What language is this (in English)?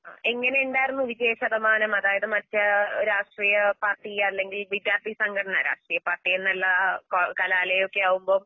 Malayalam